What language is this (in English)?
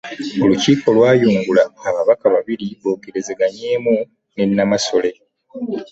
Ganda